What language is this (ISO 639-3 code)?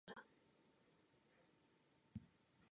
kor